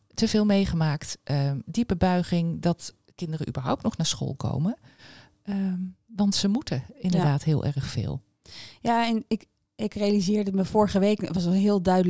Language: Dutch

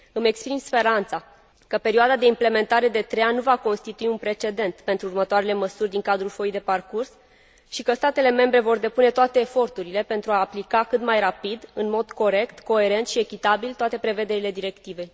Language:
Romanian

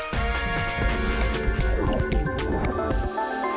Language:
Thai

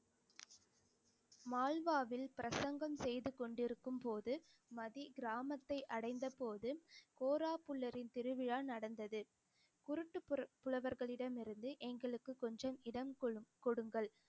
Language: Tamil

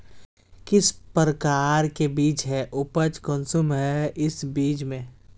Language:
Magahi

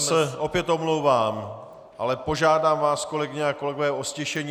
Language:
Czech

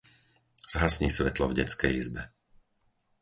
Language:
Slovak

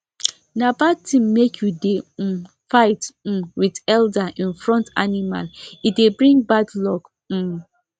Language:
Nigerian Pidgin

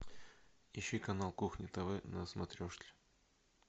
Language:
Russian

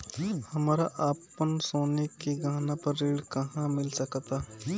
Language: Bhojpuri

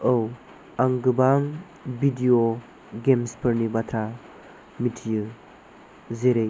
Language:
Bodo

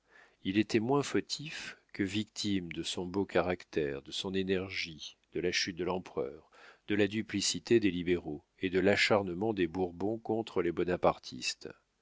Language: French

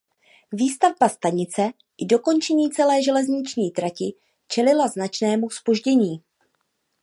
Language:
Czech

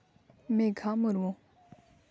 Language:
Santali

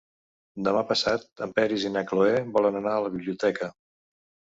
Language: Catalan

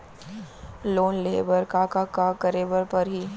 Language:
Chhattisgarhi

